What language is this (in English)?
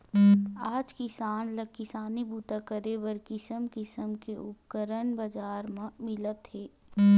Chhattisgarhi